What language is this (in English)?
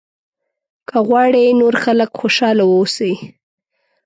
Pashto